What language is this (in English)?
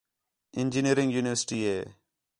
Khetrani